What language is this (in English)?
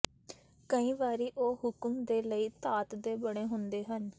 Punjabi